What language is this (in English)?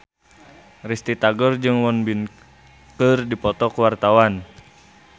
Sundanese